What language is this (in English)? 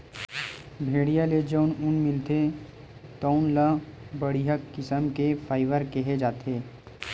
Chhattisgarhi